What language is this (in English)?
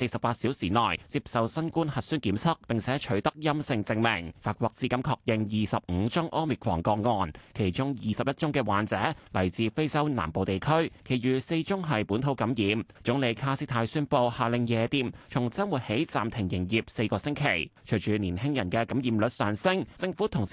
Chinese